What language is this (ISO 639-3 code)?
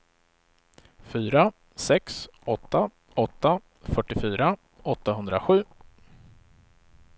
swe